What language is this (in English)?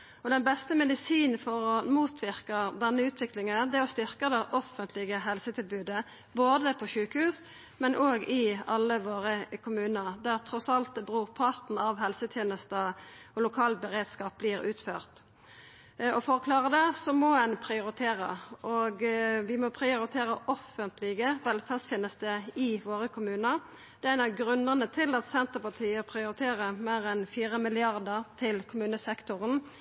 Norwegian Nynorsk